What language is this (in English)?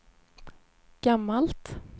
Swedish